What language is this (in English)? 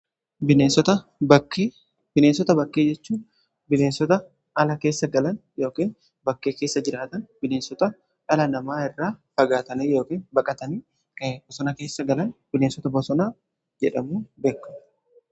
Oromo